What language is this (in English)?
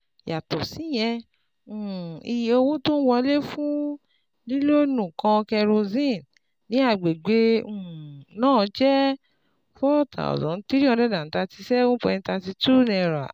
Yoruba